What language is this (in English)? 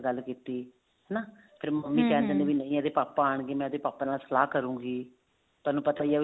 Punjabi